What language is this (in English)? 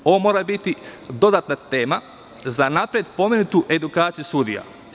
Serbian